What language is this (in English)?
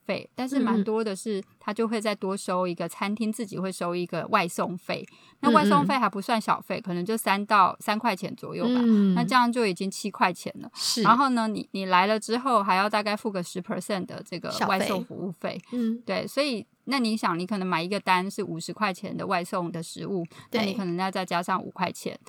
Chinese